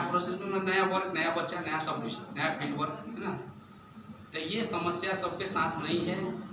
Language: Hindi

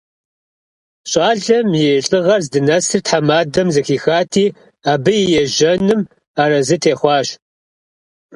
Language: Kabardian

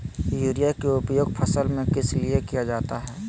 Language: Magahi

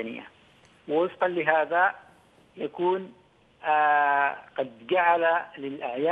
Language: Arabic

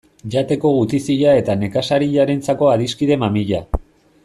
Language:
Basque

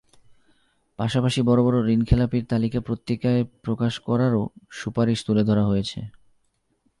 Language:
Bangla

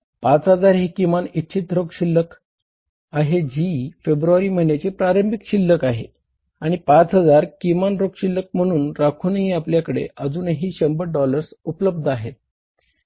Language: Marathi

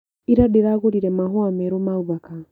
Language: Kikuyu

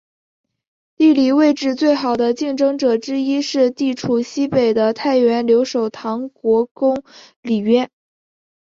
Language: Chinese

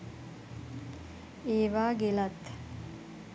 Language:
Sinhala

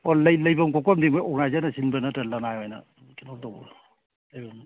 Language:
Manipuri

